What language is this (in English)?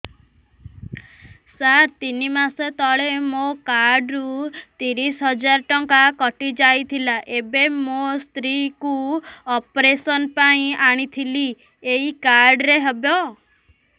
Odia